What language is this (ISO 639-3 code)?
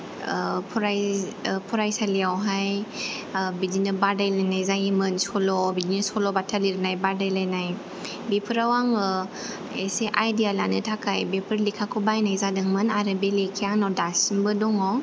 brx